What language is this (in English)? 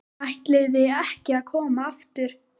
Icelandic